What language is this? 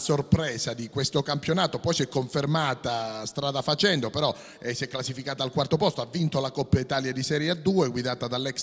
Italian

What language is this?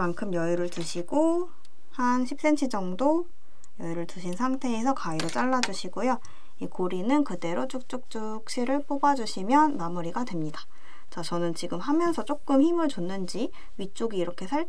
Korean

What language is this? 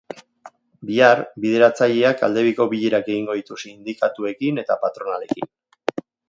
Basque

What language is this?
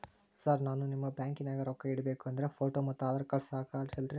Kannada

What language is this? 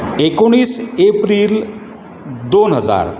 Konkani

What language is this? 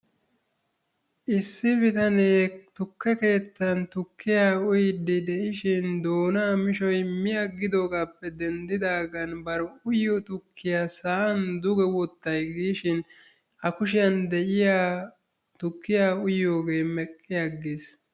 Wolaytta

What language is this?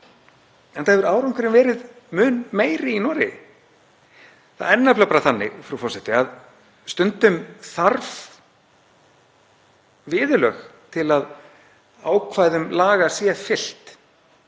Icelandic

